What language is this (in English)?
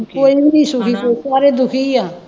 Punjabi